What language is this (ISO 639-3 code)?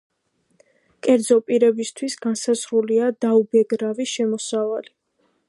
kat